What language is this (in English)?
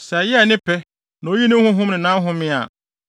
Akan